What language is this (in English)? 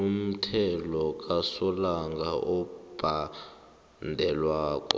South Ndebele